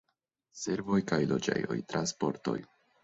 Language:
Esperanto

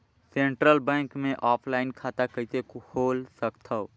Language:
Chhattisgarhi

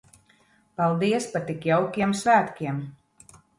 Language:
Latvian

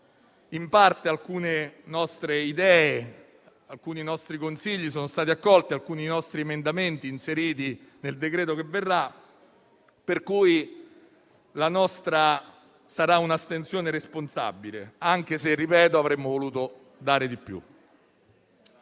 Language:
Italian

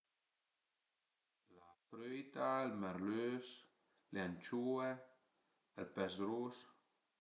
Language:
Piedmontese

